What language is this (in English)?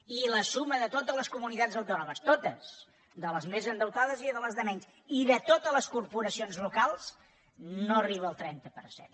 Catalan